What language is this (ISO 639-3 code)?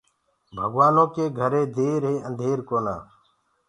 ggg